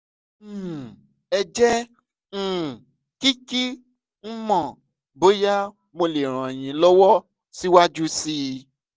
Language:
Yoruba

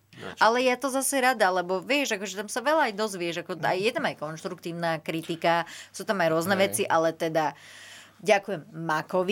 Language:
Slovak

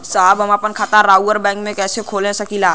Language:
Bhojpuri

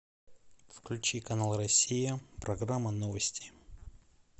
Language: Russian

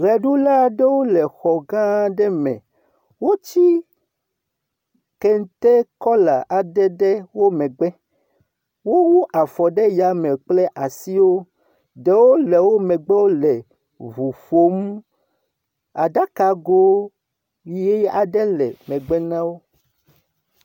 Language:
Ewe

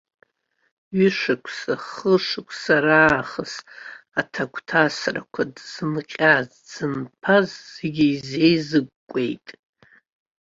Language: Abkhazian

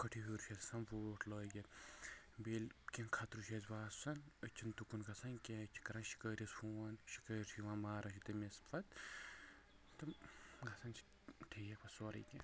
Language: Kashmiri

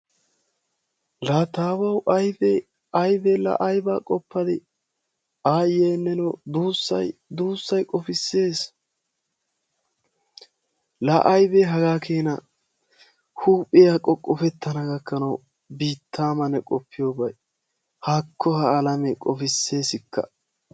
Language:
Wolaytta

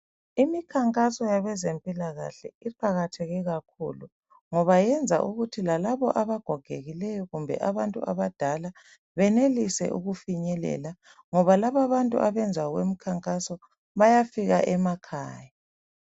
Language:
North Ndebele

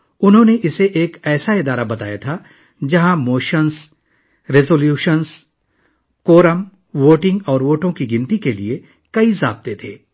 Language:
Urdu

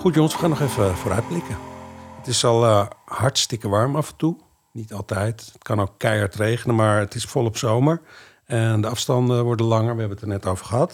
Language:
Dutch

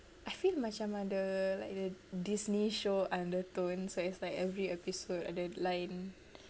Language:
English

